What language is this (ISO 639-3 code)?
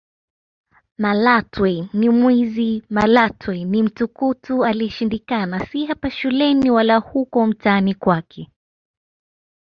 swa